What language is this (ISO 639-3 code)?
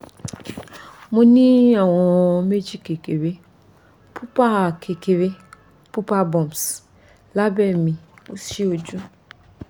yor